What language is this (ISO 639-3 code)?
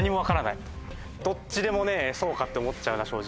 jpn